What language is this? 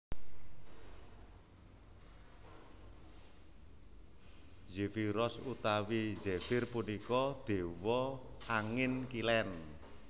Javanese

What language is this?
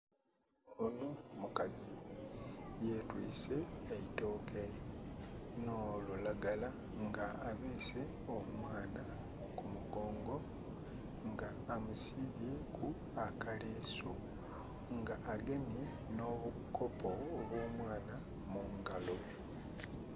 Soga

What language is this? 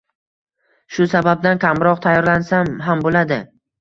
Uzbek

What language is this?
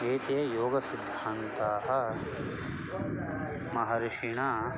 Sanskrit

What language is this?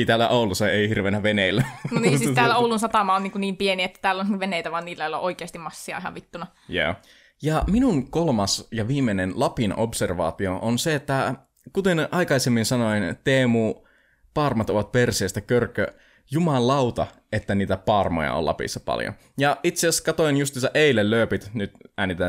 Finnish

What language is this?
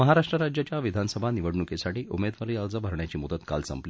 Marathi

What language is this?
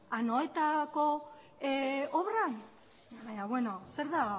Basque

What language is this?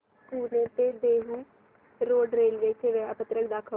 Marathi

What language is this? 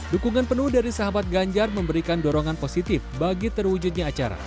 Indonesian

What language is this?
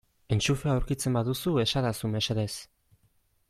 Basque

